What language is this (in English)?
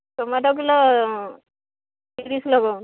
Odia